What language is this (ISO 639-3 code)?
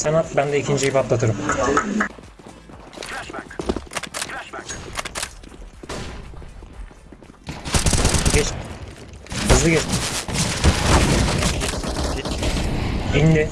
tur